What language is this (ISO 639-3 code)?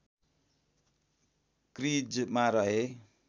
nep